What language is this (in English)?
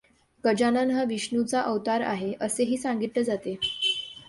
Marathi